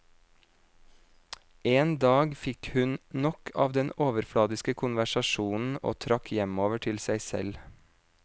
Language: Norwegian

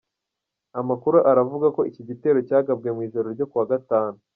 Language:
Kinyarwanda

